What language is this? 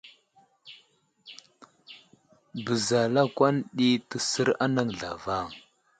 Wuzlam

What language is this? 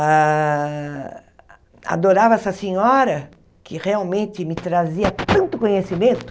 Portuguese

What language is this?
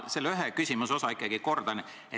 Estonian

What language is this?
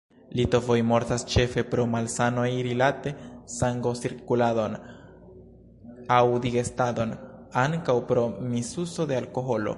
Esperanto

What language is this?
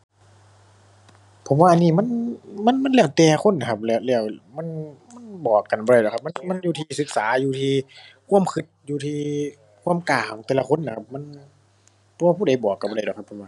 Thai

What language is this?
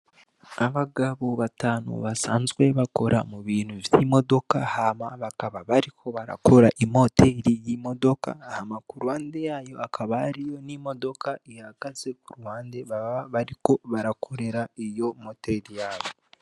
Rundi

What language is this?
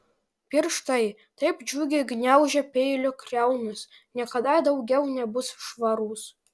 Lithuanian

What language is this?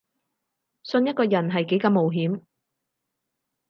Cantonese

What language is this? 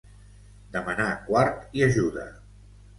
Catalan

